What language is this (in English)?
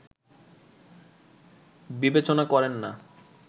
Bangla